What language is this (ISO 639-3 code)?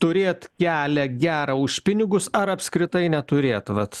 lit